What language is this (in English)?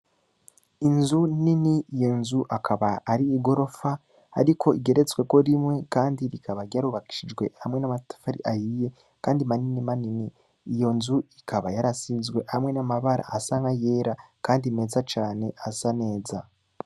Rundi